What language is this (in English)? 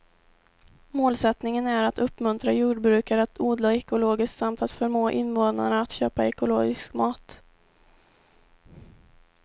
Swedish